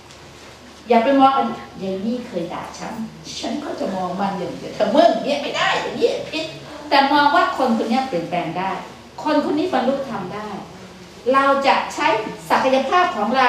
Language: Thai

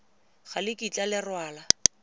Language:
Tswana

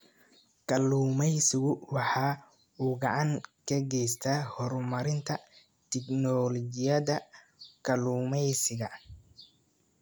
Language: Somali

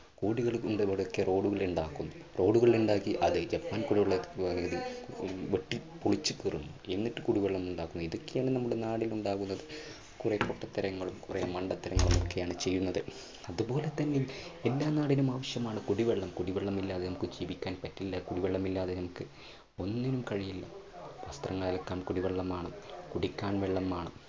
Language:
Malayalam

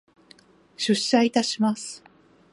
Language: Japanese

